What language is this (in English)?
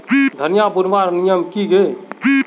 Magahi